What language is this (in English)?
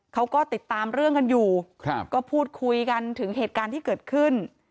Thai